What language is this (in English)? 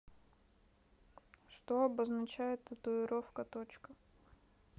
Russian